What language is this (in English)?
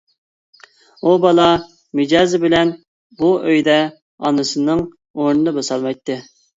Uyghur